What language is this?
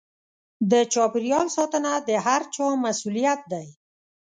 Pashto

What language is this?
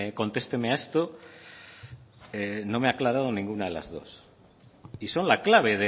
Spanish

